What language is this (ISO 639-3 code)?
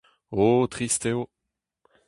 bre